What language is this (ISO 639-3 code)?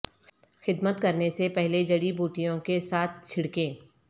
urd